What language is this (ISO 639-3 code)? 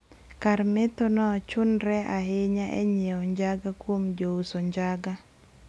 luo